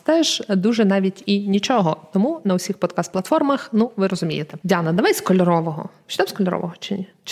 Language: Ukrainian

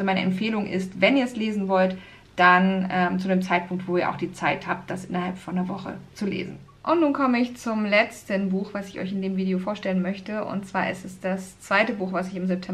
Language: German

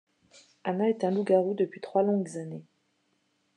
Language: French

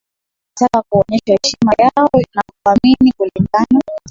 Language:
Swahili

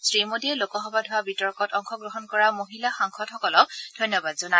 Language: Assamese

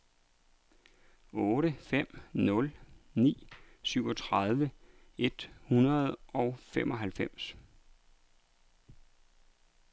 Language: Danish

